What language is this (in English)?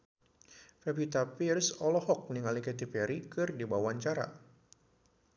Sundanese